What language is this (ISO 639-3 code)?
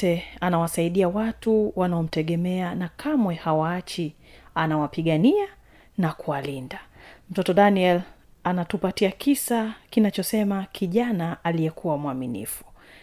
swa